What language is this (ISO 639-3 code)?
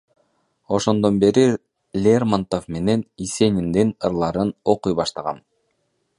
kir